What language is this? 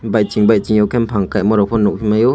Kok Borok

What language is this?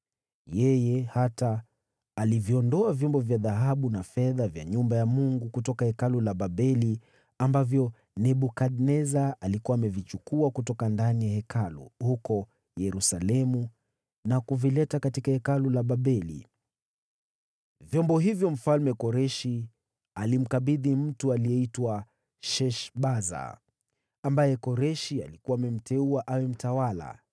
Swahili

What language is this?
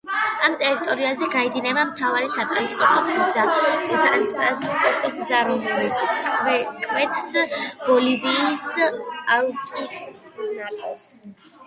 Georgian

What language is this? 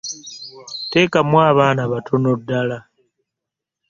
Ganda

